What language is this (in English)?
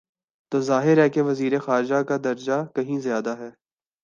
Urdu